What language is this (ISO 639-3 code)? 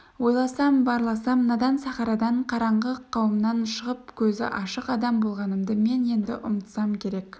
kaz